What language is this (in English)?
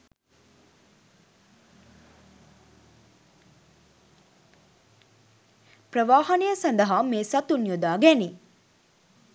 Sinhala